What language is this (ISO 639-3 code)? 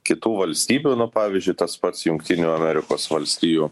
lit